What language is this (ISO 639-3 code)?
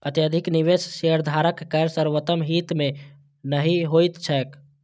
mai